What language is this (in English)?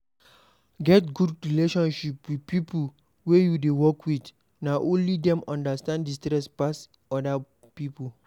Nigerian Pidgin